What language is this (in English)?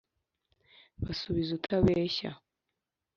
Kinyarwanda